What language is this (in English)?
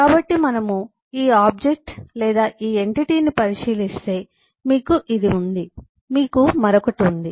Telugu